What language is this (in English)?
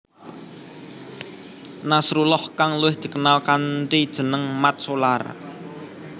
Javanese